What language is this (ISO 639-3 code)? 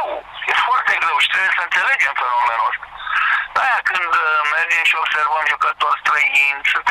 ron